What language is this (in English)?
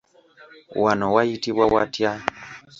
Ganda